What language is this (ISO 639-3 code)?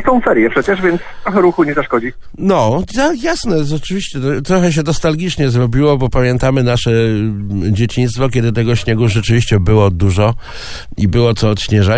pol